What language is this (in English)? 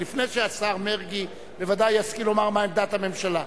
Hebrew